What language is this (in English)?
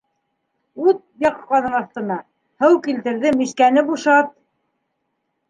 Bashkir